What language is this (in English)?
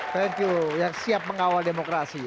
Indonesian